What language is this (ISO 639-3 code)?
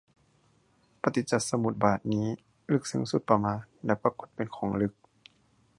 tha